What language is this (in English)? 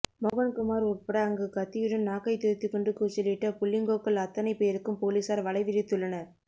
Tamil